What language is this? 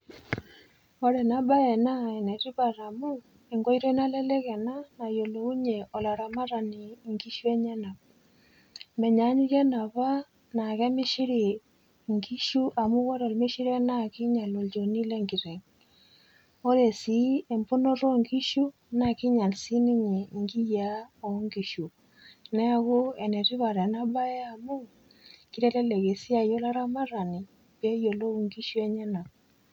Masai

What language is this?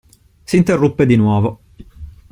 Italian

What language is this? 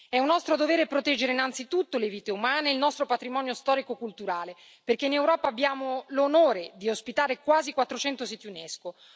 Italian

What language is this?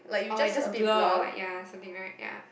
English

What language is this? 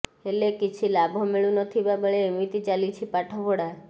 Odia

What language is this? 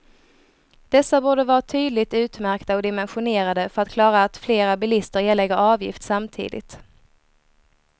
Swedish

